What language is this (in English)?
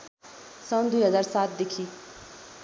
Nepali